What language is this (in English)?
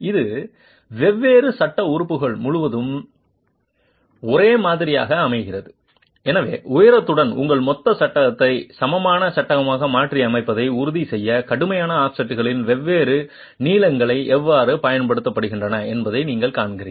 Tamil